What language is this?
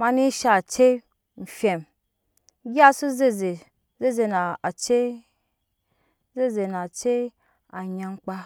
Nyankpa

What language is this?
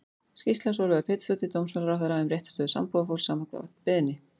Icelandic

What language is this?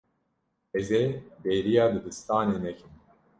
Kurdish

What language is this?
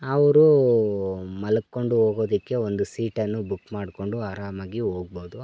Kannada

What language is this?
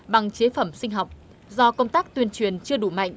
Vietnamese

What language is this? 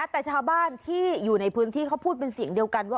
Thai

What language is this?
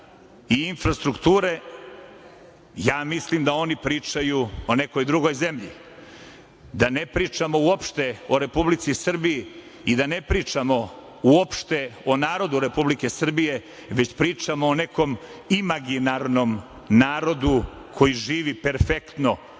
Serbian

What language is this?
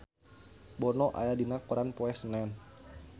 Sundanese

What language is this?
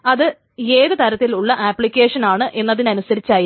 Malayalam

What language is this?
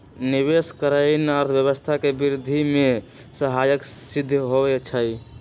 Magahi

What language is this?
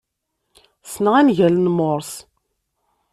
Kabyle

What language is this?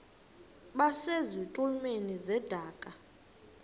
Xhosa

